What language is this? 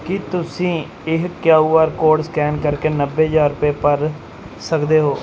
Punjabi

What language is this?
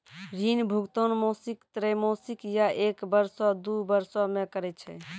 Maithili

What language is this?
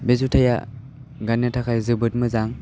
Bodo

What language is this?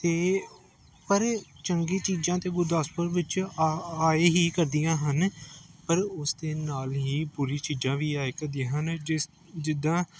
Punjabi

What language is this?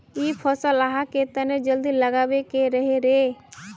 Magahi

